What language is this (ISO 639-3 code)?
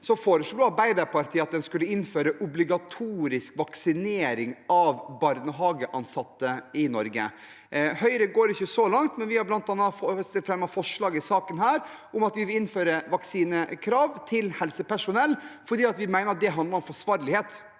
nor